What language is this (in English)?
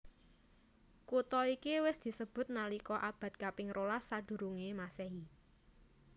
Javanese